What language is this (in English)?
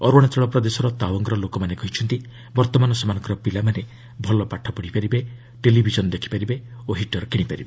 Odia